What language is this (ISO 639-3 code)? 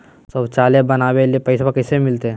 mag